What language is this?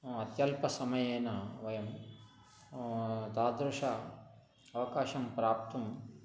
Sanskrit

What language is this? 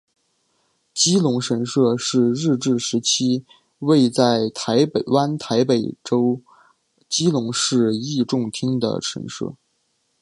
Chinese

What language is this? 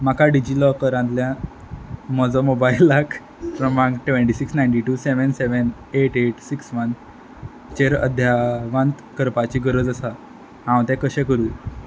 Konkani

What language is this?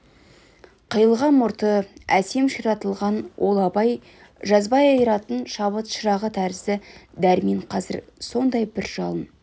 Kazakh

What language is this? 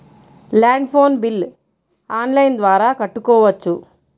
Telugu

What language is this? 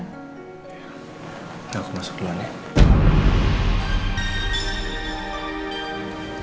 Indonesian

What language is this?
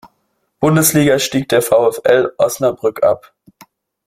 German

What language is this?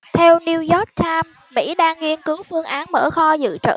Vietnamese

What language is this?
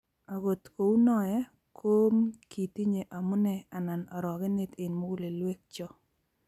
Kalenjin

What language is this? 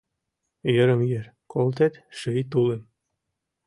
Mari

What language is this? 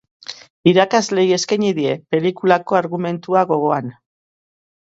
Basque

